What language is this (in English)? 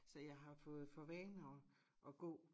Danish